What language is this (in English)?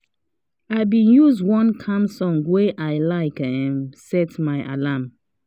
Nigerian Pidgin